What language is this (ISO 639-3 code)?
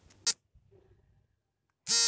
kan